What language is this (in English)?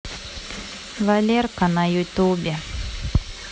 Russian